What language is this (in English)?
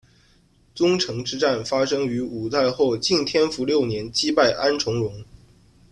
Chinese